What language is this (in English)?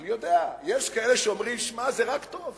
Hebrew